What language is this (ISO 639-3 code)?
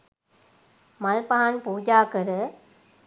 sin